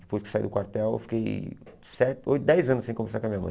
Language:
Portuguese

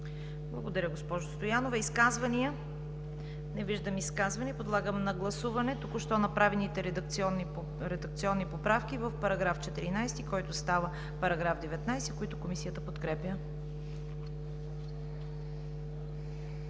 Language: Bulgarian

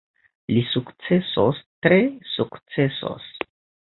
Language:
Esperanto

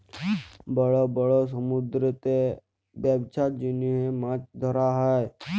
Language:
Bangla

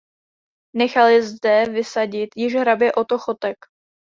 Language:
Czech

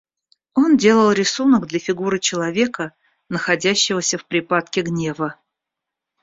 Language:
Russian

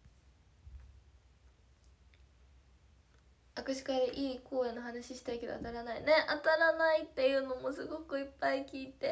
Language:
Japanese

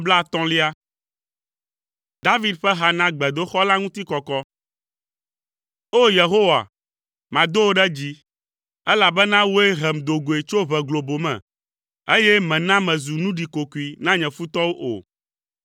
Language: Ewe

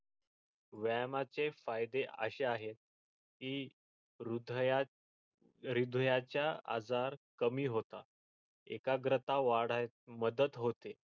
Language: Marathi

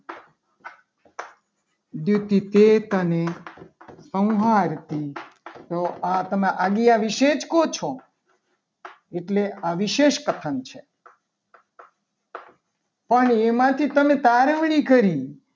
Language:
Gujarati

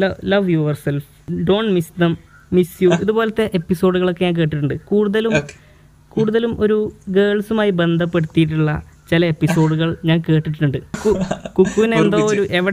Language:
Malayalam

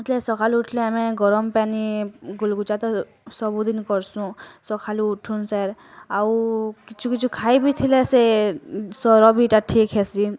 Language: Odia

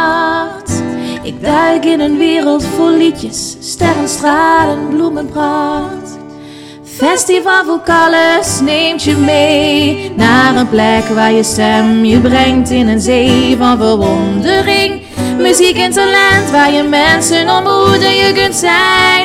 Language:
Dutch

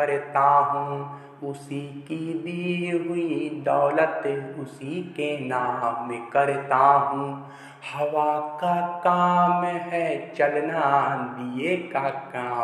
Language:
Hindi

